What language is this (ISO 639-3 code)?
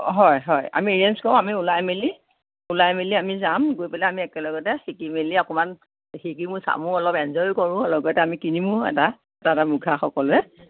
asm